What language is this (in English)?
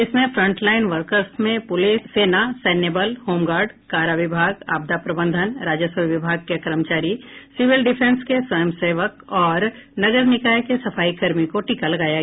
Hindi